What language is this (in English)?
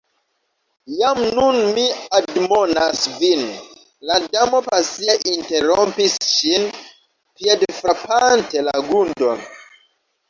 Esperanto